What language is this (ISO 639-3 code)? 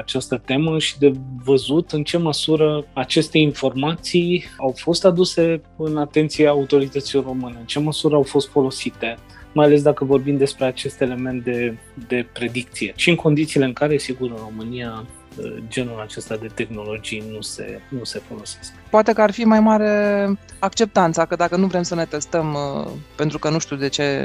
ron